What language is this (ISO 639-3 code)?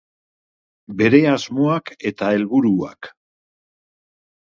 eus